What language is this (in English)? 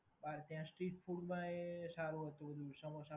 Gujarati